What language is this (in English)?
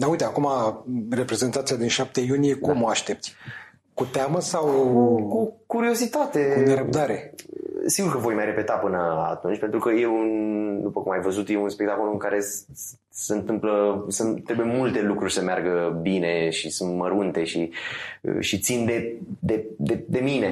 Romanian